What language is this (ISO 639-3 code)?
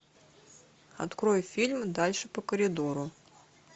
rus